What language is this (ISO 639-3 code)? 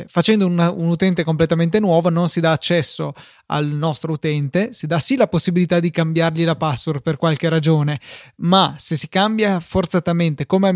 ita